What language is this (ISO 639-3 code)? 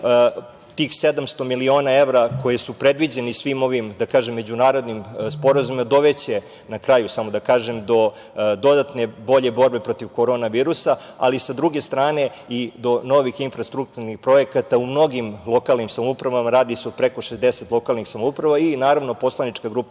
srp